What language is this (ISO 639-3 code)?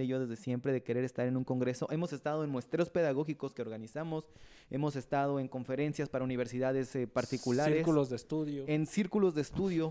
spa